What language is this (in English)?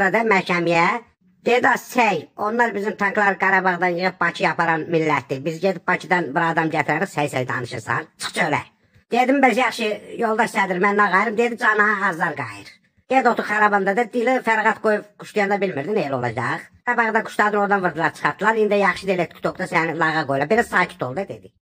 Turkish